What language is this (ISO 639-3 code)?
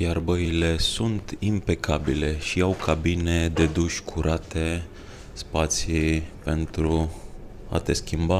ron